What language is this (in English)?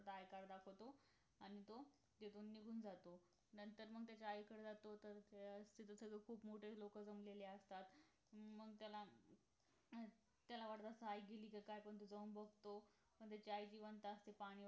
Marathi